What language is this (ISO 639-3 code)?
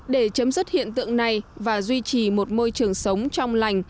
vie